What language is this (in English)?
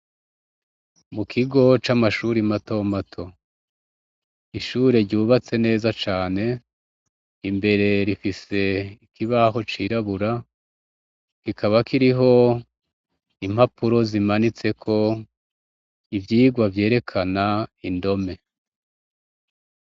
Rundi